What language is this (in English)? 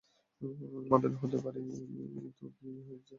Bangla